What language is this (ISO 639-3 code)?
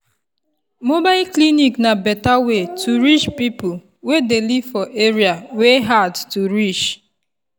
pcm